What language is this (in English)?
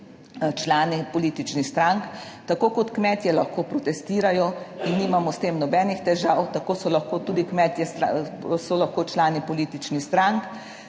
Slovenian